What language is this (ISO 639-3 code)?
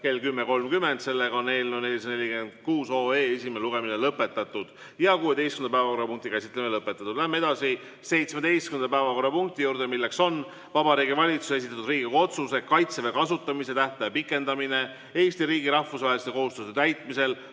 est